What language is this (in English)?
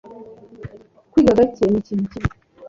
Kinyarwanda